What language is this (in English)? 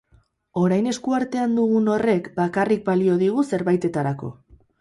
Basque